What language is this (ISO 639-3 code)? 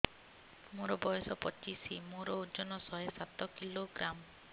ori